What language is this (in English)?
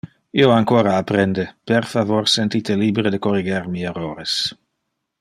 Interlingua